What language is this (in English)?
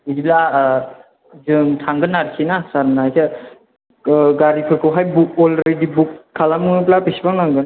Bodo